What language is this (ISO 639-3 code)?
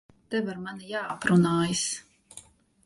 lav